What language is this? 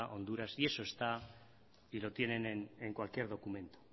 Spanish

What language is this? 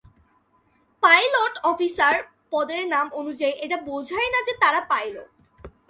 Bangla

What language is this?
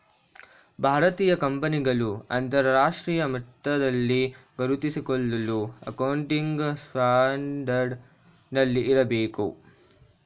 Kannada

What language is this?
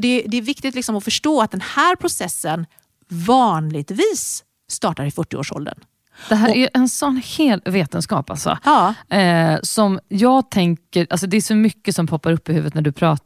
Swedish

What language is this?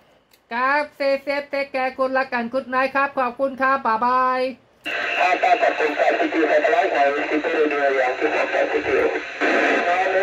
Thai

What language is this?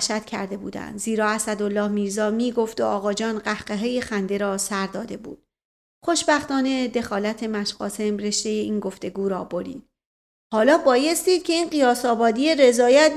Persian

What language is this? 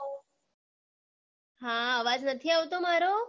Gujarati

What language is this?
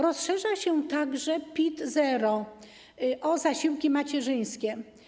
Polish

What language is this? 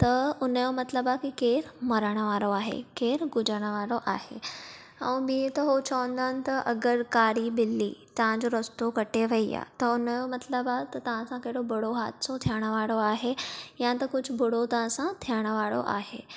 Sindhi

